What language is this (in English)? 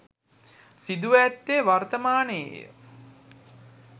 Sinhala